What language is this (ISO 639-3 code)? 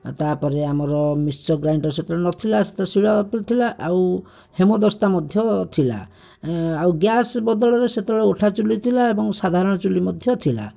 ori